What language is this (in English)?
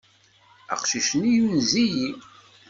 Kabyle